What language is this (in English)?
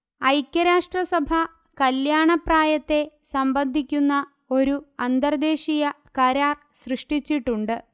Malayalam